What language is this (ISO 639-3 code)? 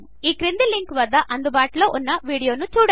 tel